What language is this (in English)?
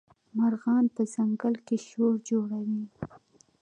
Pashto